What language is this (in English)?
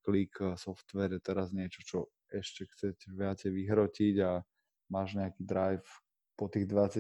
Slovak